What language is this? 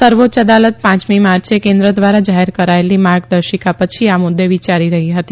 Gujarati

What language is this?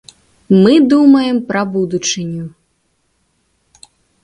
Belarusian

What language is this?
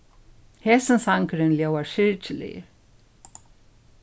Faroese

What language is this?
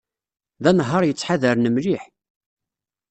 Kabyle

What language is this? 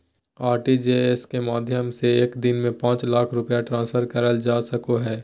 Magahi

